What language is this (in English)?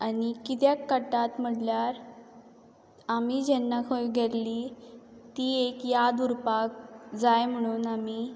Konkani